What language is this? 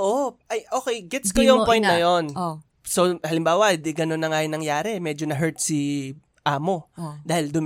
Filipino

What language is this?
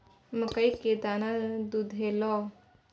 Maithili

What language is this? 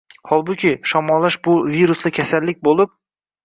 Uzbek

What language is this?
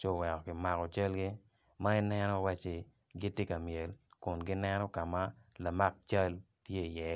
Acoli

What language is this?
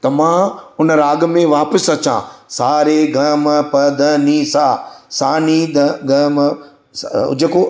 Sindhi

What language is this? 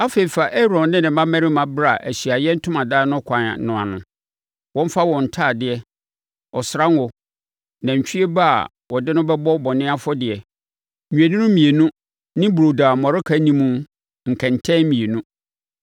Akan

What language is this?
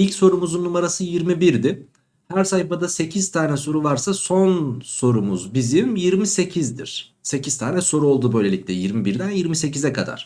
Turkish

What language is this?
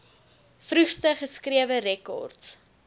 Afrikaans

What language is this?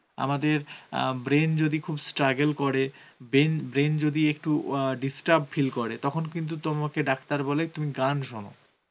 Bangla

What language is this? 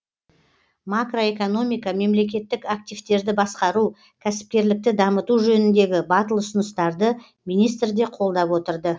Kazakh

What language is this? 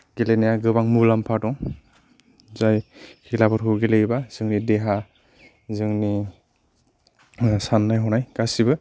Bodo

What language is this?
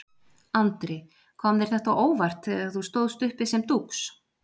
Icelandic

